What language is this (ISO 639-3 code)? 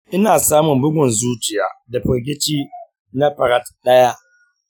hau